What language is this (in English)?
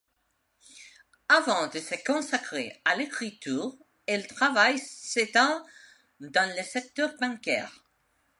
French